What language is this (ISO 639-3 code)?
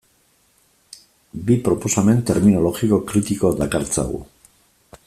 eus